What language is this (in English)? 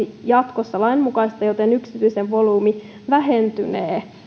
Finnish